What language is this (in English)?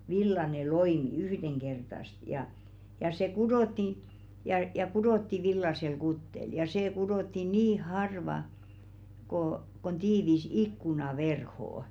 Finnish